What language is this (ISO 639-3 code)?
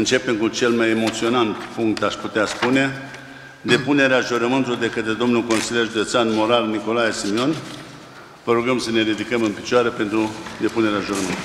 ron